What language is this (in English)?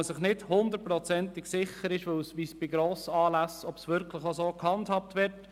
Swiss German